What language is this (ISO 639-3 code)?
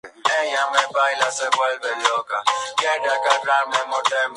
spa